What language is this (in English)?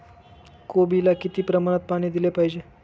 Marathi